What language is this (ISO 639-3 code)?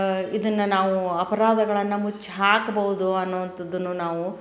kan